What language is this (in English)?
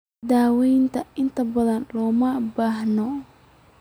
Somali